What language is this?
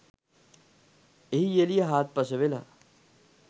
Sinhala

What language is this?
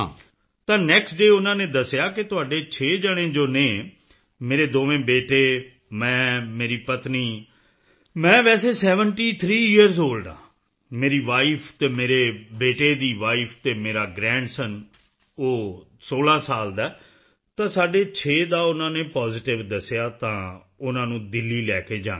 Punjabi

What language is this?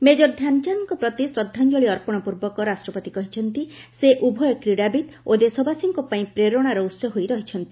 Odia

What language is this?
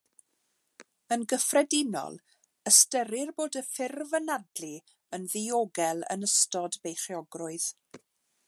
Welsh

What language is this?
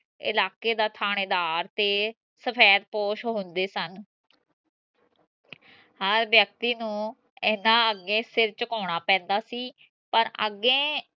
Punjabi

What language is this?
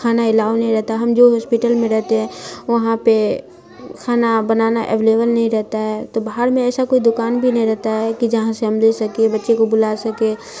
Urdu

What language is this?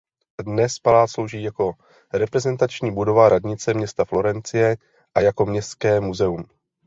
Czech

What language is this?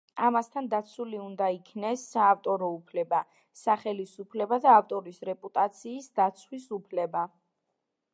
Georgian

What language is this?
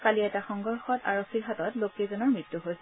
Assamese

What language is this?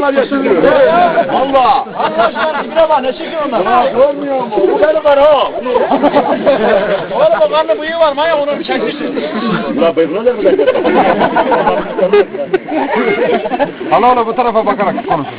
Turkish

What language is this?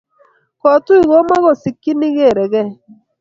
Kalenjin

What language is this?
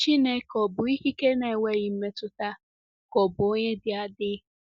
Igbo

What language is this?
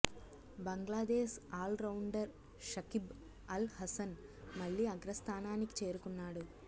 Telugu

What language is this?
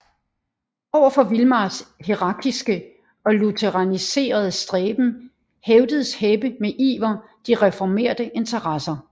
Danish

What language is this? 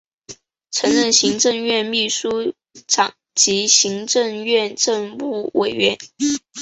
Chinese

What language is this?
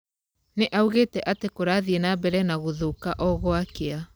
Kikuyu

